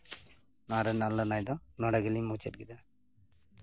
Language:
Santali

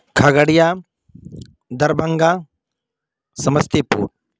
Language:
Urdu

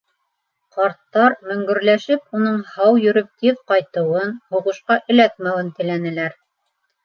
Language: Bashkir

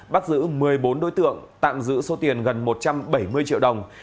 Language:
Vietnamese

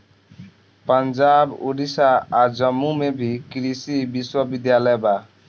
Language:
Bhojpuri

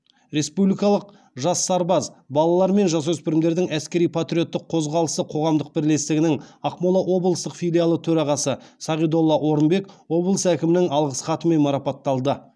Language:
Kazakh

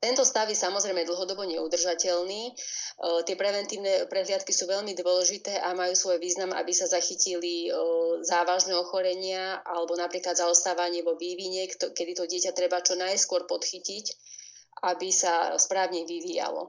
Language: Slovak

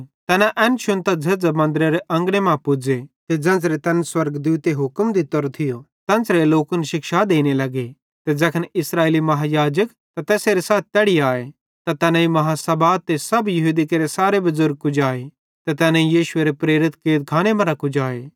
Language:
Bhadrawahi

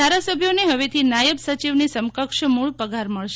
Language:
Gujarati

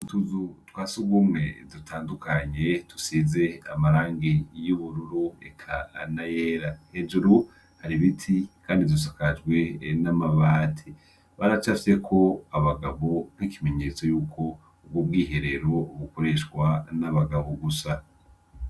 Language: Rundi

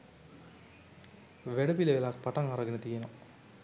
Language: Sinhala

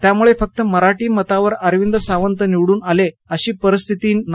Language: Marathi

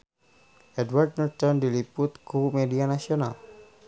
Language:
Sundanese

